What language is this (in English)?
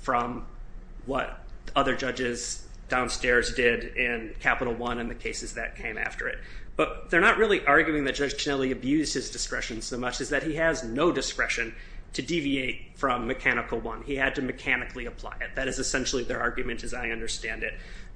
English